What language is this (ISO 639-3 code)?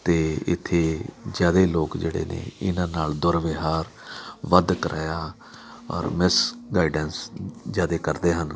pan